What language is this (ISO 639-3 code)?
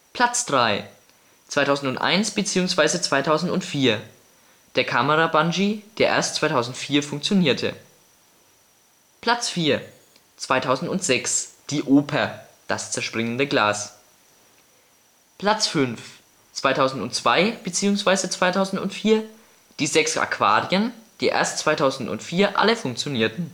deu